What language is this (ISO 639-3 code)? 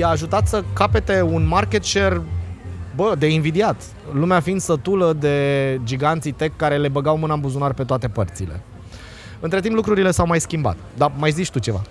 ron